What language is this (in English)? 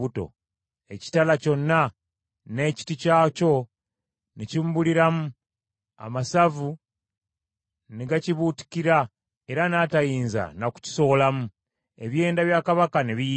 Ganda